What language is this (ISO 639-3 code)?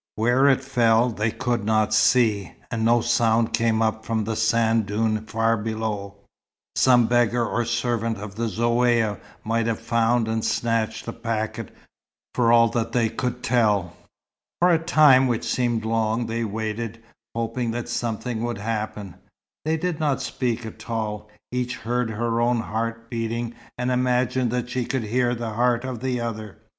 eng